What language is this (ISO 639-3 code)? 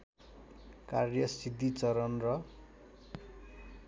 nep